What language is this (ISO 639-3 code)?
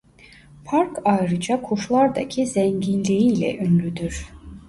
tur